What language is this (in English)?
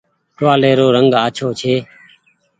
Goaria